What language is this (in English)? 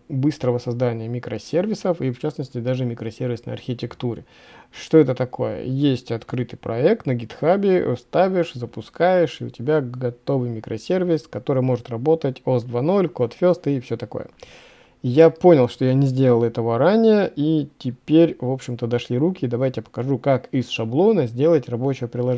Russian